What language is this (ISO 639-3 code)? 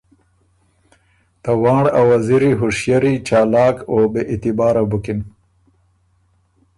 oru